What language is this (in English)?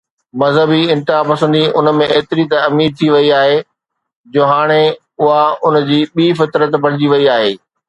Sindhi